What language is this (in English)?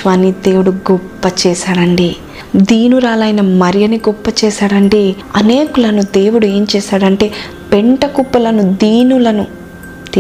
Telugu